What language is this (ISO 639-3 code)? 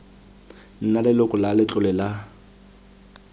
tsn